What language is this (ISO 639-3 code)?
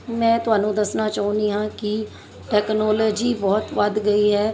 pan